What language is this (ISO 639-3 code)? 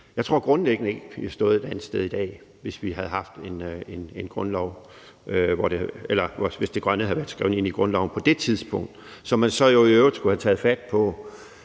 dan